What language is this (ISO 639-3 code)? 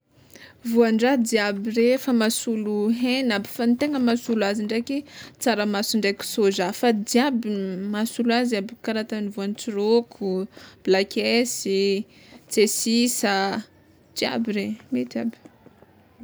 xmw